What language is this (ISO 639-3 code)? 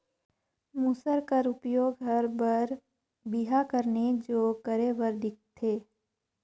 hne